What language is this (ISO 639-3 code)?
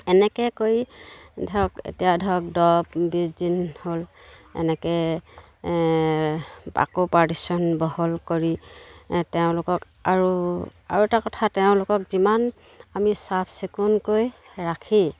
asm